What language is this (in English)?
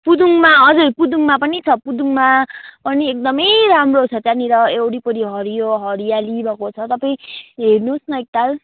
Nepali